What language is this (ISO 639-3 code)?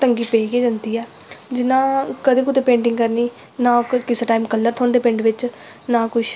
doi